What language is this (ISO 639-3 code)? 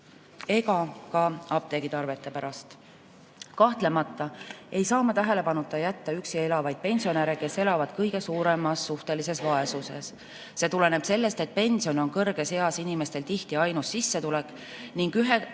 est